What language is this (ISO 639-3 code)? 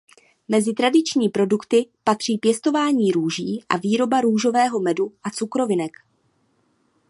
ces